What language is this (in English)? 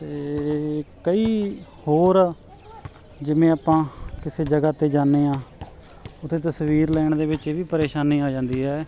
Punjabi